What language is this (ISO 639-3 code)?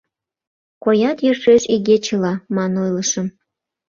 chm